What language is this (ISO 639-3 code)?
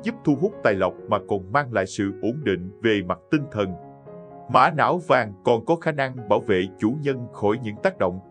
vie